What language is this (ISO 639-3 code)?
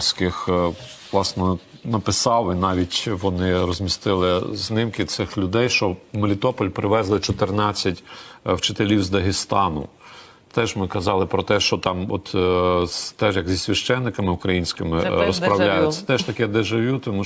ukr